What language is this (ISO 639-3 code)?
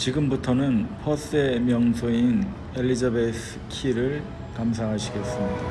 kor